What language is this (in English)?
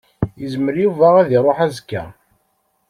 Kabyle